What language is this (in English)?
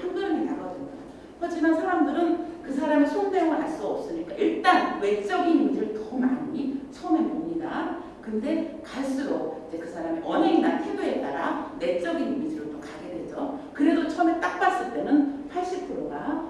Korean